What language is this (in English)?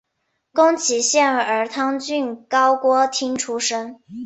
Chinese